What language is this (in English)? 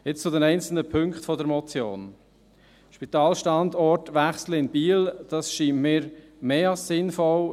Swiss German